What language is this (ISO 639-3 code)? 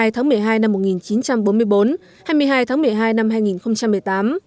vie